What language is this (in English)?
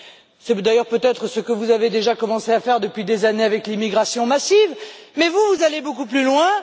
French